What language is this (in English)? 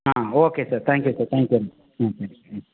Tamil